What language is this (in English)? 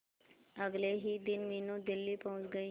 Hindi